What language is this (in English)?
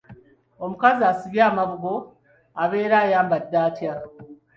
Ganda